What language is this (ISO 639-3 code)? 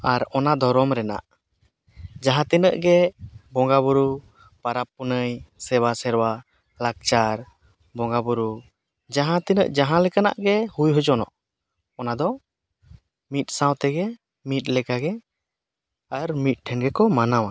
sat